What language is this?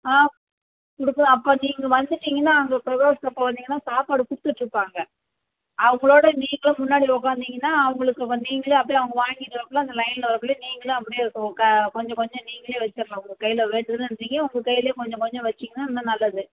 Tamil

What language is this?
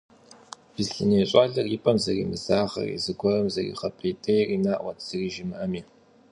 Kabardian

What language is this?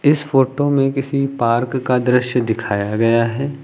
Hindi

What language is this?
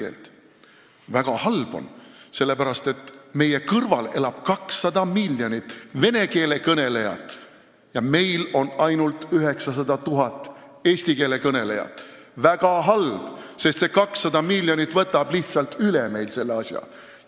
Estonian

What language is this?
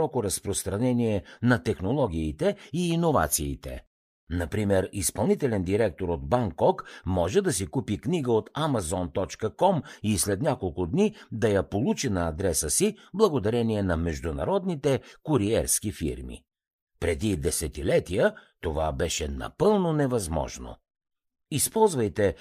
Bulgarian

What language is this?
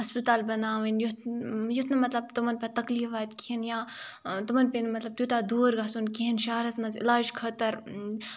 Kashmiri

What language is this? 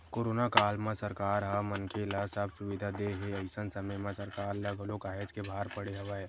Chhattisgarhi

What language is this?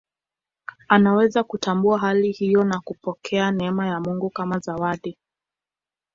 Swahili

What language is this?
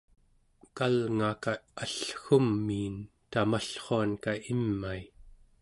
Central Yupik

